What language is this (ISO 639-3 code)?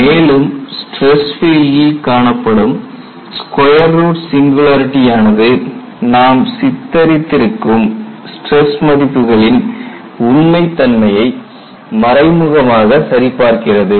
tam